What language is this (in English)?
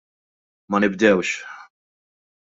Maltese